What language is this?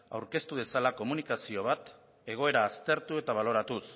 Basque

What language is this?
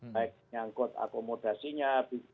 Indonesian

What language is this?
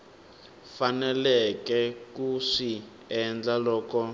Tsonga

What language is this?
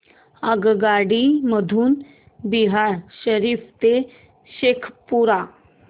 Marathi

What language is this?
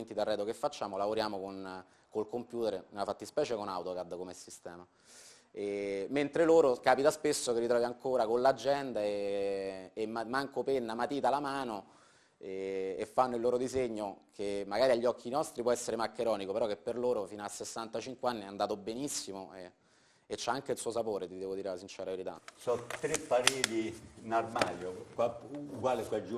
Italian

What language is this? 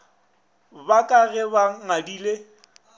Northern Sotho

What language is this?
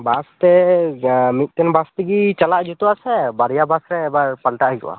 Santali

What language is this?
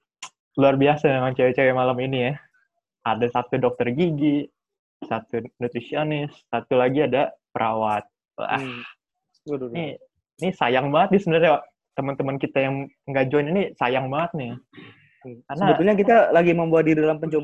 Indonesian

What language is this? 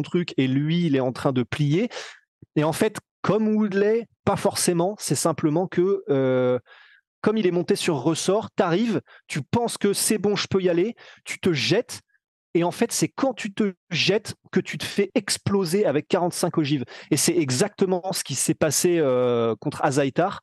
French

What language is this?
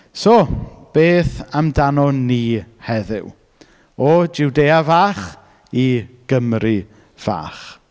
Welsh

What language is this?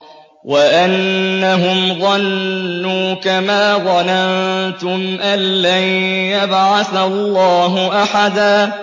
Arabic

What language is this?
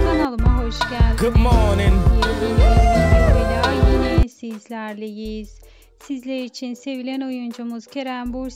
Turkish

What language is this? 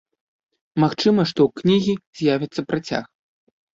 Belarusian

